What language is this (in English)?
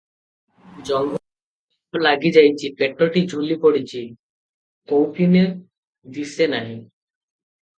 Odia